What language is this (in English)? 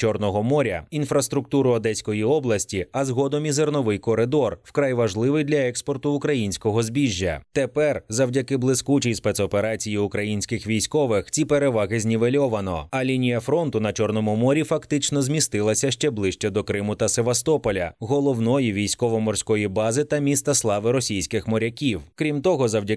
Ukrainian